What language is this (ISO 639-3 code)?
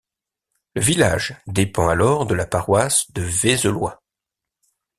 fra